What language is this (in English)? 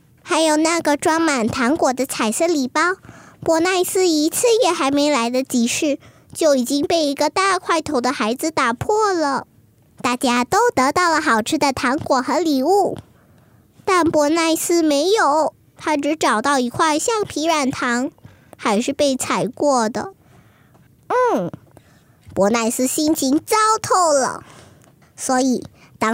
Chinese